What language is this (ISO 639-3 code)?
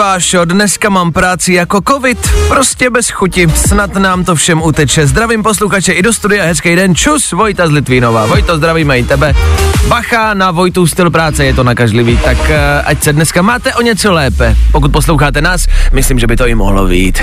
ces